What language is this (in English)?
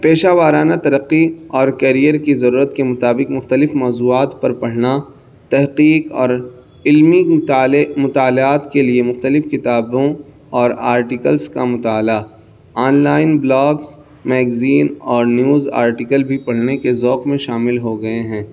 Urdu